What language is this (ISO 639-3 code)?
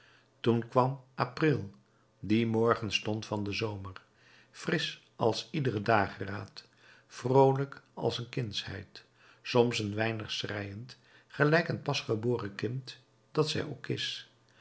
nld